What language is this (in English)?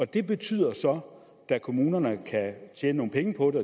Danish